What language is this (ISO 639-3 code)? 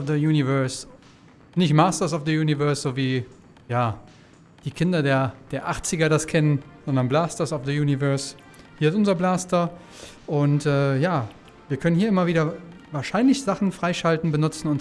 deu